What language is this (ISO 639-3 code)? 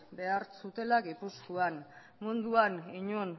eus